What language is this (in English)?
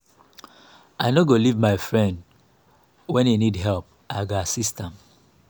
Nigerian Pidgin